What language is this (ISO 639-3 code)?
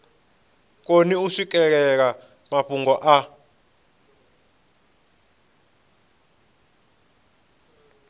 ven